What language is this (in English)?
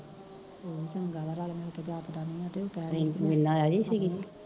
Punjabi